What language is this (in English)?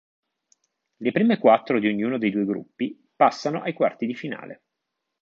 Italian